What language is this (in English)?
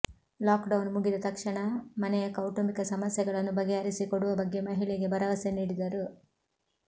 Kannada